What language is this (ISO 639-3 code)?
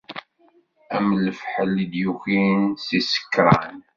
kab